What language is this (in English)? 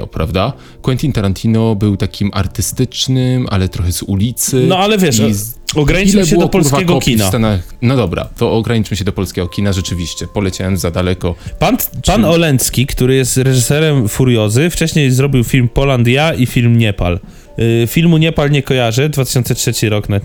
Polish